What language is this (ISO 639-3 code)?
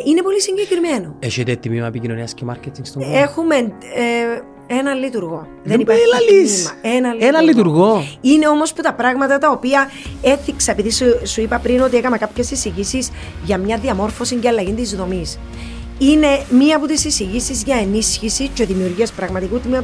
ell